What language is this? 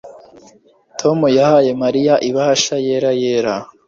Kinyarwanda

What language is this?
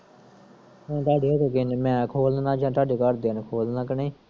Punjabi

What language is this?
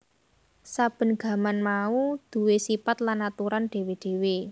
Javanese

